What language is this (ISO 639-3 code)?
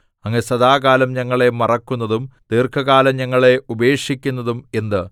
mal